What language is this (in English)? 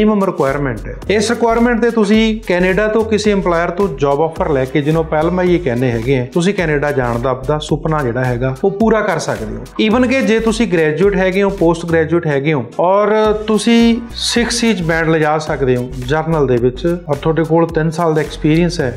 Hindi